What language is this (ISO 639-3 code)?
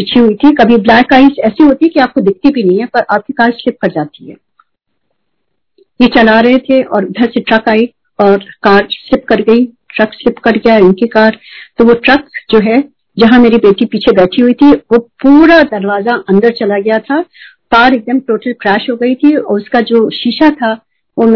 hin